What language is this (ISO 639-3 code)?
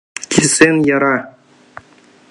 chm